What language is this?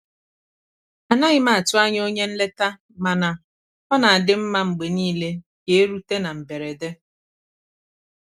Igbo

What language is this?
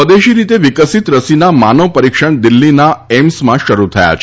Gujarati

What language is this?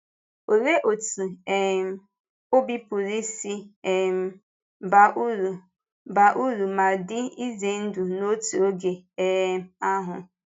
Igbo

